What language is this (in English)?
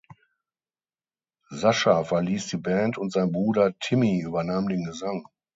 German